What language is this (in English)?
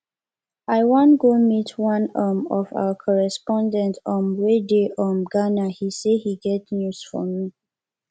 Nigerian Pidgin